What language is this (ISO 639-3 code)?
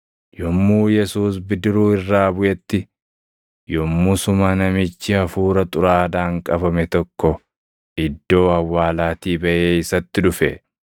orm